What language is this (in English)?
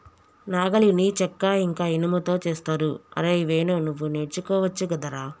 Telugu